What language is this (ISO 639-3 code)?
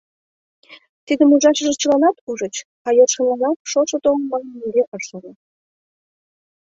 chm